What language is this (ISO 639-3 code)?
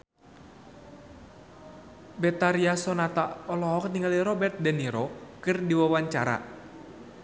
sun